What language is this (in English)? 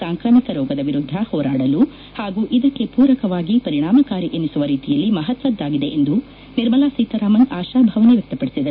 Kannada